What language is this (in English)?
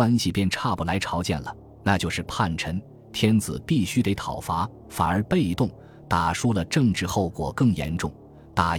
Chinese